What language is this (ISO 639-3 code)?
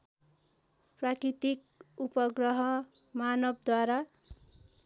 nep